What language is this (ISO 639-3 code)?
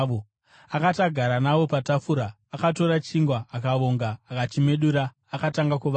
sna